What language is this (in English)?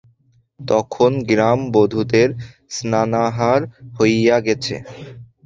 Bangla